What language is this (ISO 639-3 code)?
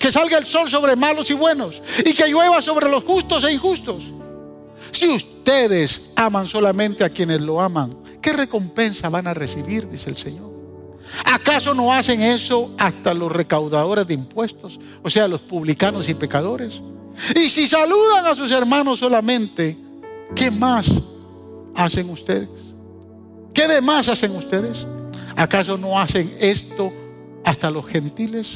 spa